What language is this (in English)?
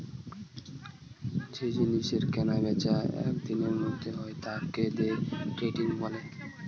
Bangla